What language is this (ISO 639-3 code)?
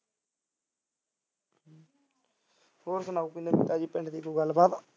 pan